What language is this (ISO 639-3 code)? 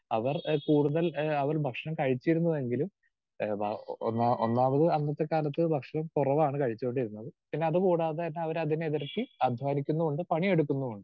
mal